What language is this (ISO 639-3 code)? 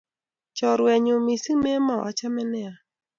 kln